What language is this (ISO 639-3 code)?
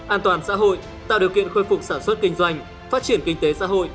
vie